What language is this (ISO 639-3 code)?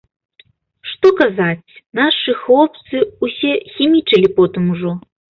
bel